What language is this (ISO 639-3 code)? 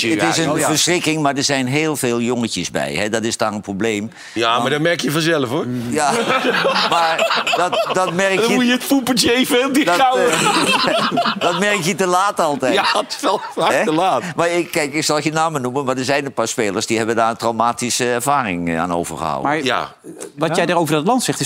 nld